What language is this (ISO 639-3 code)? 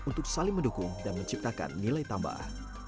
ind